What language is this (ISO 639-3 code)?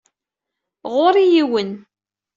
kab